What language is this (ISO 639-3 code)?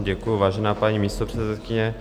ces